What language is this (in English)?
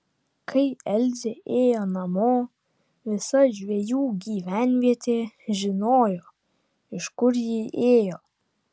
Lithuanian